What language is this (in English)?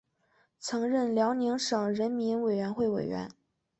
Chinese